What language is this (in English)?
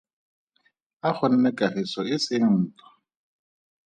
Tswana